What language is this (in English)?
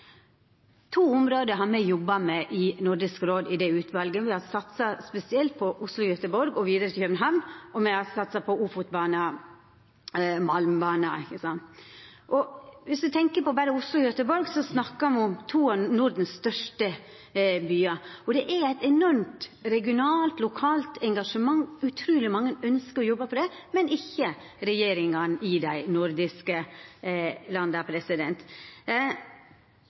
Norwegian Nynorsk